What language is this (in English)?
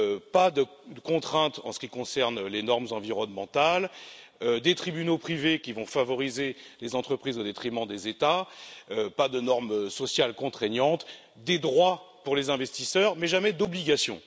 French